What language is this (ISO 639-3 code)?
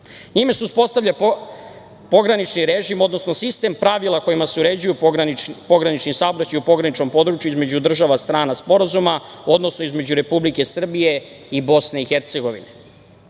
srp